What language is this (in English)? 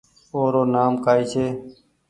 Goaria